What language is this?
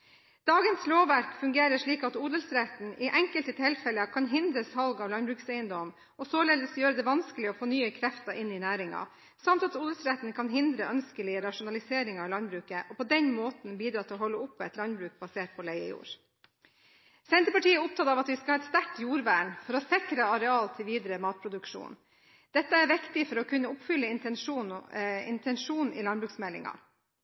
Norwegian Bokmål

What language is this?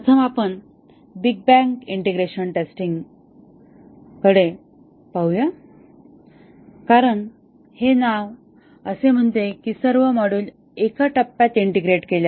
Marathi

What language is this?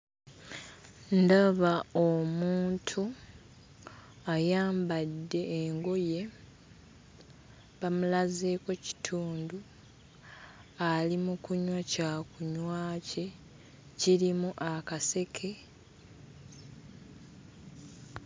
Ganda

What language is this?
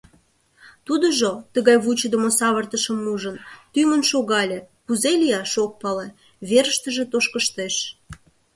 Mari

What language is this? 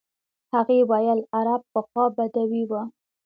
Pashto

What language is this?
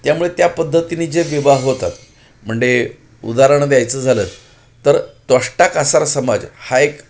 Marathi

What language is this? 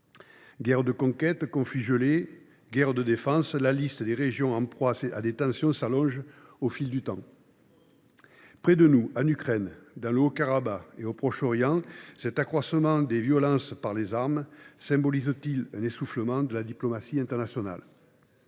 French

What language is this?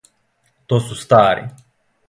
Serbian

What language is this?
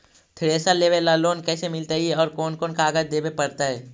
Magahi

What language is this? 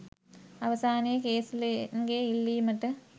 Sinhala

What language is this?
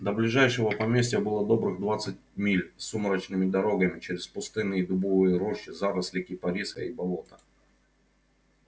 Russian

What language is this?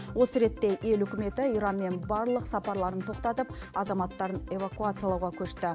Kazakh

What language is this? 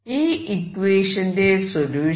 Malayalam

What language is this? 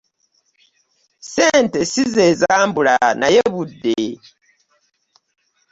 Ganda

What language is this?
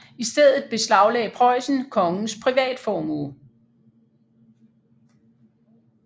Danish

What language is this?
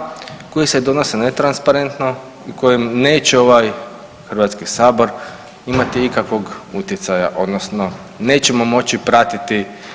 Croatian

